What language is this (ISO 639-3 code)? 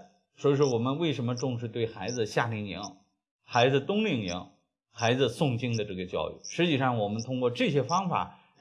zho